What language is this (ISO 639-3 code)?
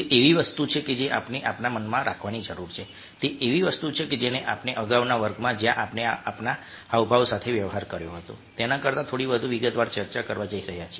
guj